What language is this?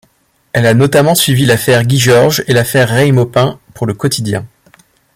French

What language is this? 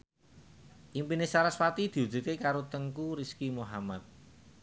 Javanese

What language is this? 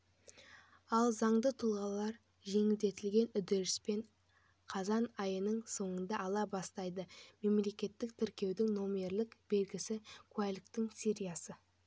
Kazakh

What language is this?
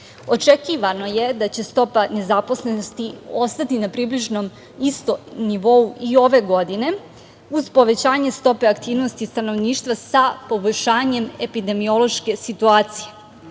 Serbian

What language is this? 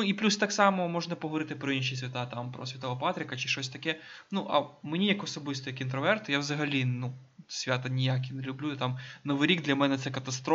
Ukrainian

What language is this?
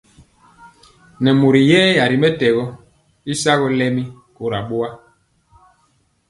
Mpiemo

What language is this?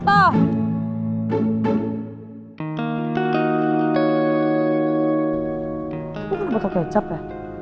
Indonesian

